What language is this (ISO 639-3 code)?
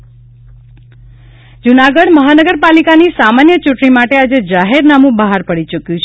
guj